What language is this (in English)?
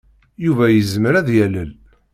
Kabyle